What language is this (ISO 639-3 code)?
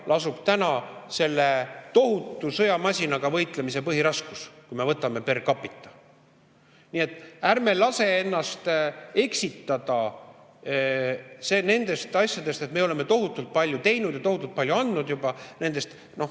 est